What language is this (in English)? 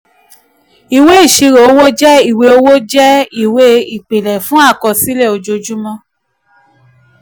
Yoruba